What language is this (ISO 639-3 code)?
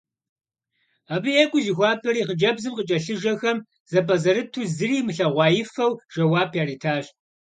kbd